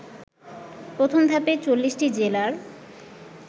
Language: Bangla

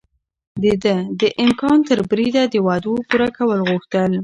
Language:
Pashto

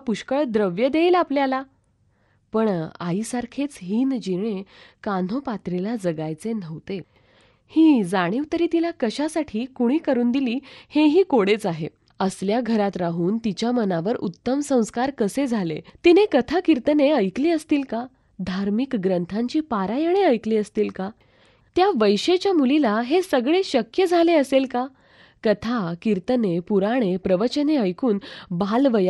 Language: Marathi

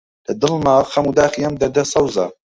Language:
Central Kurdish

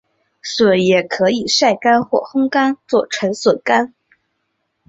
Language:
Chinese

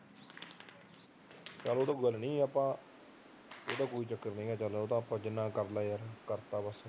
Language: Punjabi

